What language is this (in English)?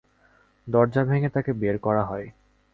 Bangla